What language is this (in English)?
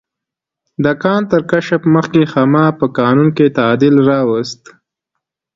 Pashto